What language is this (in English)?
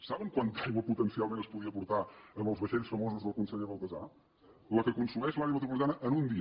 Catalan